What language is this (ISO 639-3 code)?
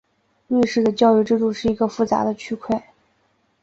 zho